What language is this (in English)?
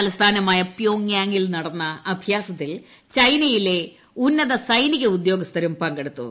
Malayalam